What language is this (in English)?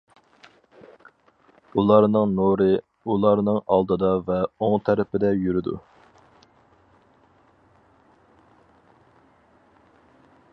Uyghur